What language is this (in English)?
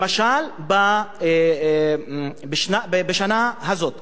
Hebrew